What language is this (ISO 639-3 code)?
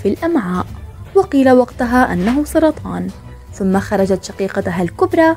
ara